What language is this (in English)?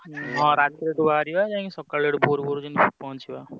Odia